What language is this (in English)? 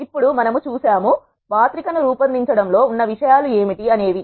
Telugu